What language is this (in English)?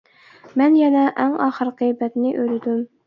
Uyghur